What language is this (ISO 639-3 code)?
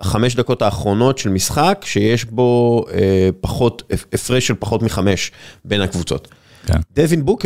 heb